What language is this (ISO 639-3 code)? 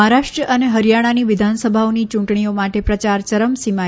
guj